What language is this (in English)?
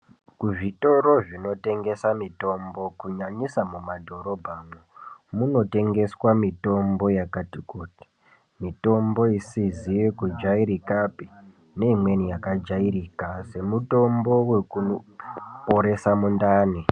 Ndau